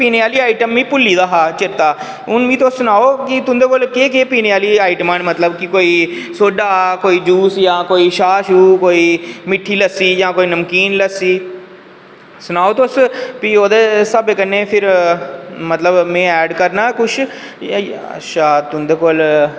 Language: Dogri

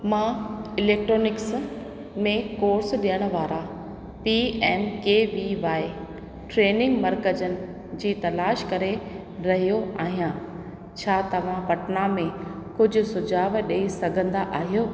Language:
Sindhi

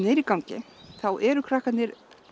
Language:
Icelandic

